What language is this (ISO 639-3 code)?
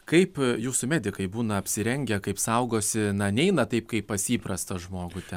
lit